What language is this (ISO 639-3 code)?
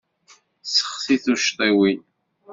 kab